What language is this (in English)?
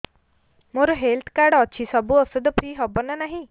Odia